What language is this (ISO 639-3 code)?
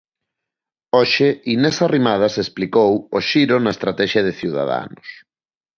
glg